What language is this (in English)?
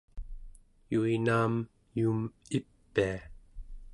Central Yupik